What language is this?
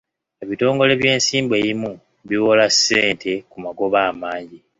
Ganda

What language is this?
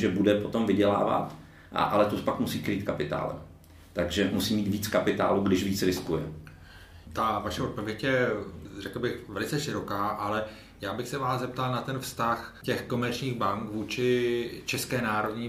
Czech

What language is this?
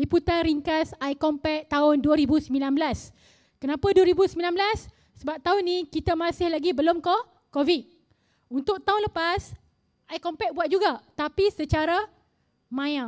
Malay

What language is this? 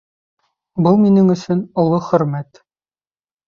Bashkir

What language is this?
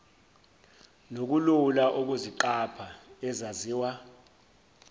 Zulu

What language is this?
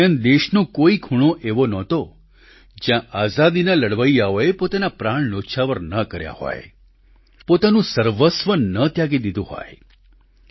Gujarati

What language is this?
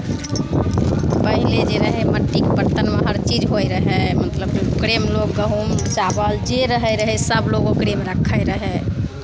Maithili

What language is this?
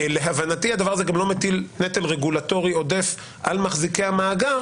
Hebrew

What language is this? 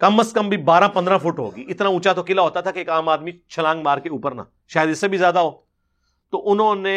Urdu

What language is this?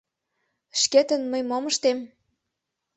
Mari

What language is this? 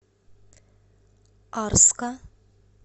Russian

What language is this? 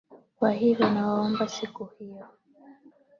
Swahili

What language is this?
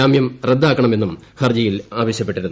Malayalam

